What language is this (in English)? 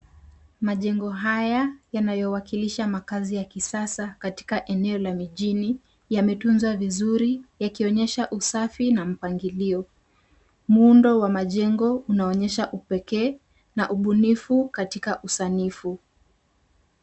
Swahili